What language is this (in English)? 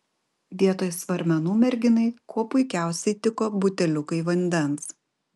Lithuanian